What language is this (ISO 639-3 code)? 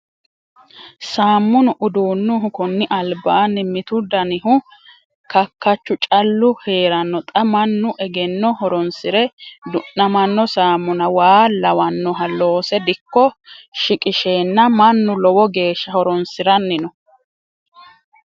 sid